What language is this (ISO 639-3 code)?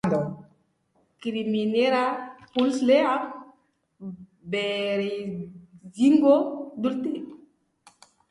eus